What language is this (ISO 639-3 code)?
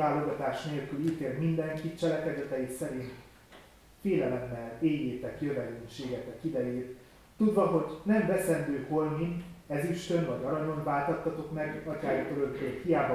hun